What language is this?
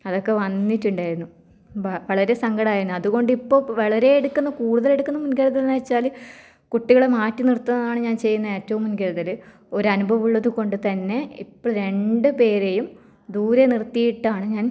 Malayalam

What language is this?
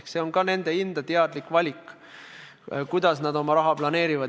Estonian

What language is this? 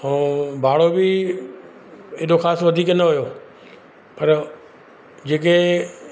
Sindhi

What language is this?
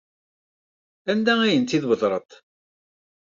Kabyle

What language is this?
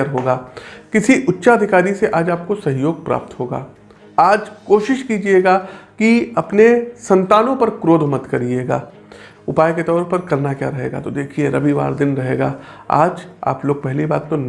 Hindi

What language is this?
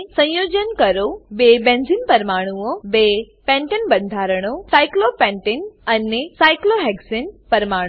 Gujarati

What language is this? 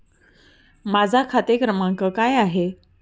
Marathi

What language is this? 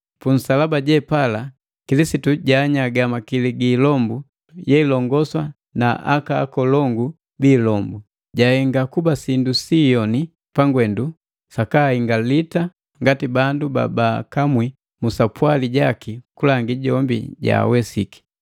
Matengo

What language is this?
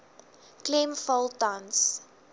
Afrikaans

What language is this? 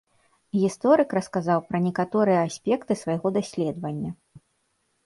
Belarusian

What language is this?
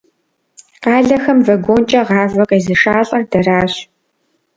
Kabardian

